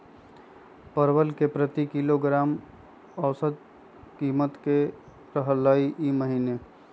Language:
Magahi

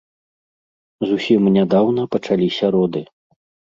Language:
Belarusian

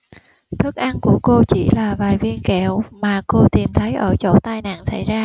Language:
Vietnamese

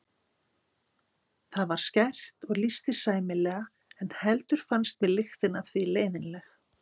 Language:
Icelandic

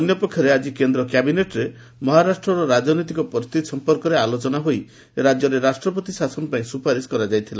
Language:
Odia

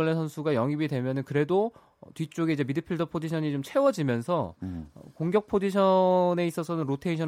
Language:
Korean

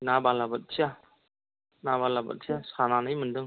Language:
Bodo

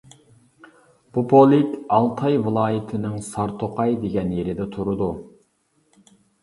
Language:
Uyghur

